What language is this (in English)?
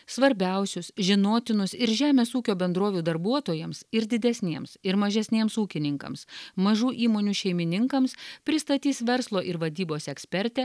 Lithuanian